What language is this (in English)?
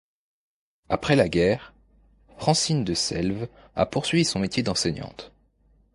French